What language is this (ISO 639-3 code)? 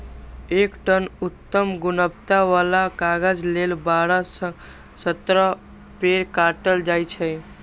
mai